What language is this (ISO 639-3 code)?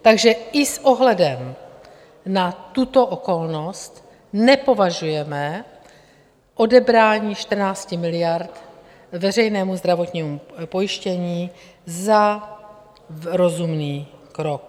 ces